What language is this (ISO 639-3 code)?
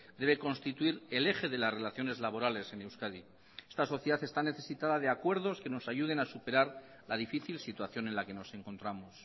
spa